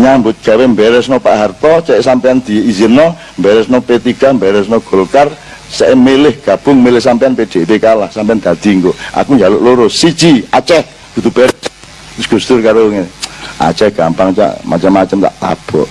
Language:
Indonesian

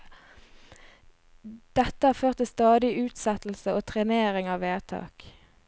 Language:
Norwegian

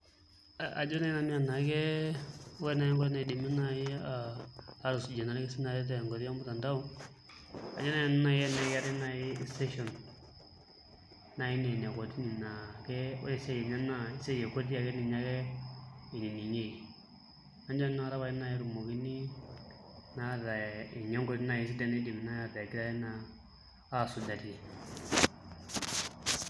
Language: Masai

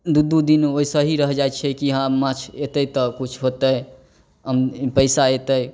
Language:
Maithili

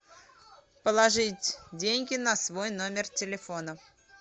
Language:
Russian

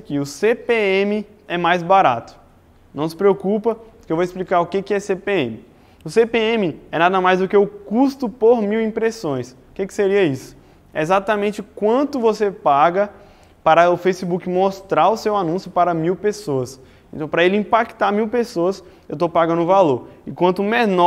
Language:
Portuguese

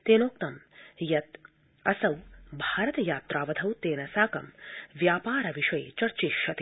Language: Sanskrit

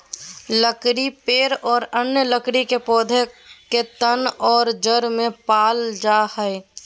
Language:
Magahi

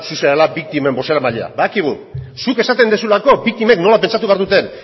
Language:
Basque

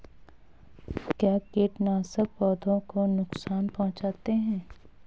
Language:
Hindi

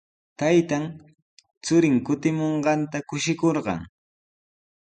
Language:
Sihuas Ancash Quechua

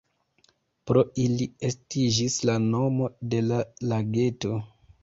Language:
Esperanto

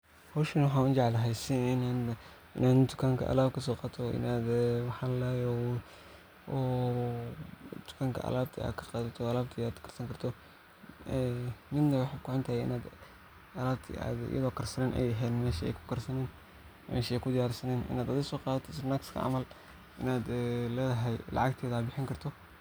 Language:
Somali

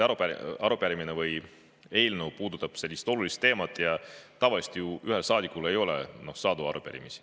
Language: Estonian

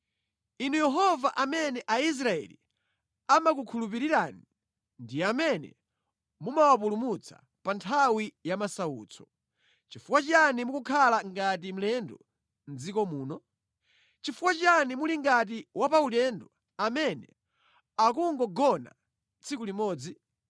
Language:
Nyanja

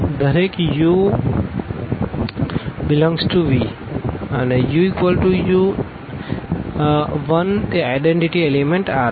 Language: Gujarati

